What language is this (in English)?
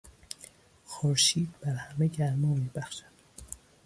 Persian